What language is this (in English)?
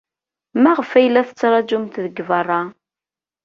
Kabyle